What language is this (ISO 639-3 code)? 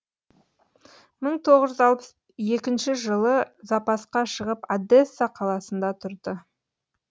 kaz